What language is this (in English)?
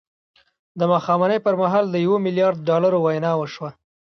Pashto